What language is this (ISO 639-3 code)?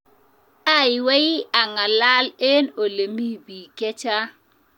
kln